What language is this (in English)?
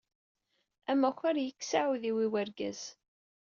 Kabyle